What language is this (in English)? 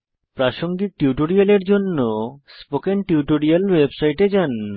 Bangla